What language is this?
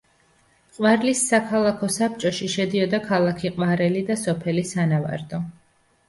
Georgian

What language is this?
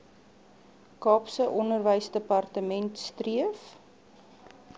Afrikaans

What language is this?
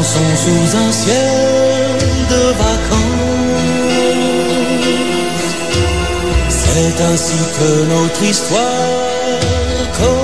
Romanian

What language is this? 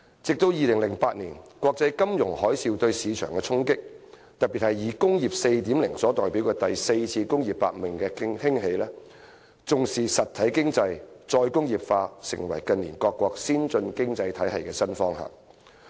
Cantonese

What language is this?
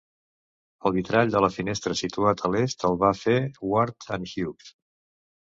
Catalan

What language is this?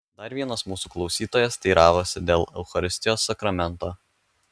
Lithuanian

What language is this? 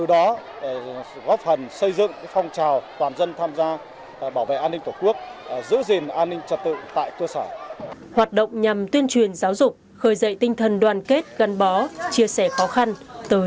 Vietnamese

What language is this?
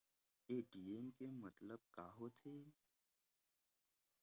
Chhattisgarhi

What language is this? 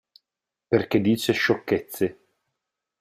Italian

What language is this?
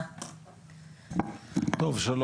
Hebrew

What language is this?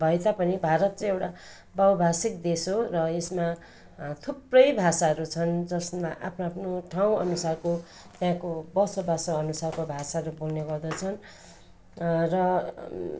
Nepali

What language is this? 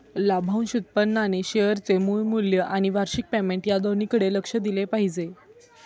Marathi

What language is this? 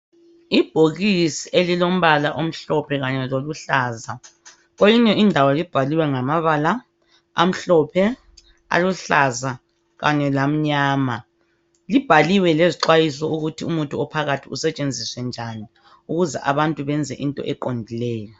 North Ndebele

